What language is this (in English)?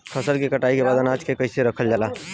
Bhojpuri